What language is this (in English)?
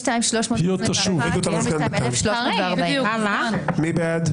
Hebrew